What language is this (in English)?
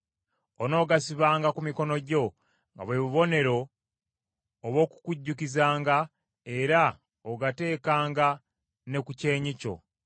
Ganda